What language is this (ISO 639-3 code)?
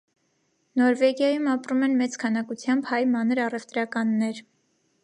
hye